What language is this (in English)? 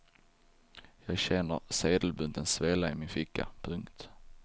Swedish